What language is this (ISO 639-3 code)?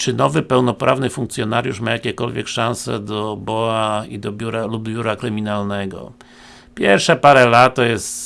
pol